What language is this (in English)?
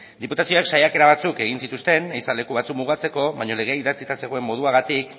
Basque